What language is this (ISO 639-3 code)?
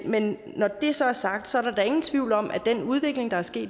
dan